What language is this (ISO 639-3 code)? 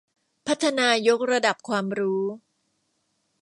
tha